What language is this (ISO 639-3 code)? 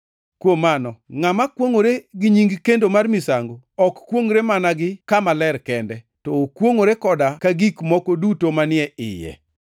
luo